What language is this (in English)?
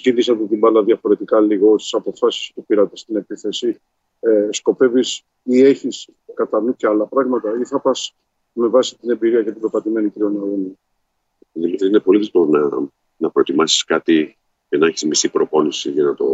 Greek